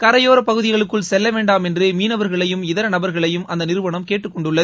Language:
Tamil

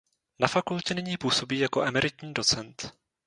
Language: Czech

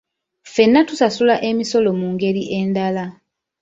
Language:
Ganda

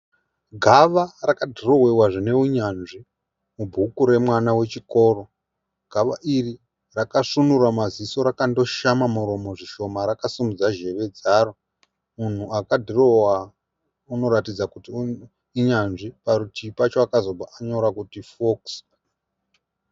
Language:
Shona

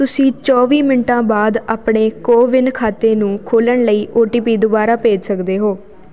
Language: Punjabi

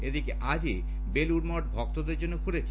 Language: Bangla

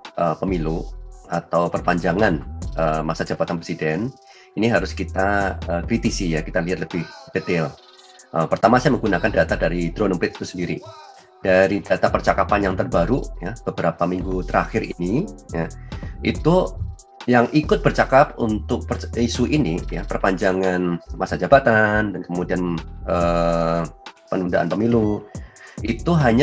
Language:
Indonesian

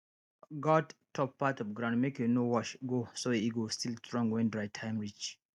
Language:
Nigerian Pidgin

